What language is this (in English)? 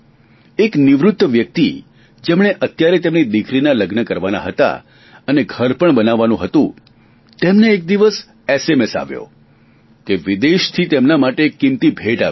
Gujarati